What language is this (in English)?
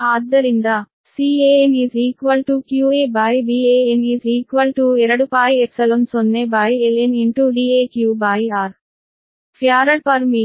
Kannada